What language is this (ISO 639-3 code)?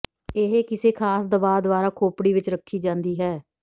pan